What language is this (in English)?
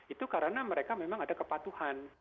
Indonesian